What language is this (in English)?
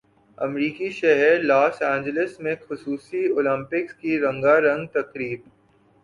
Urdu